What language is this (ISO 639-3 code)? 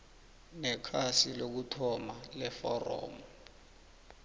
nbl